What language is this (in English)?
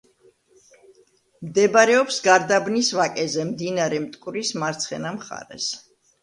Georgian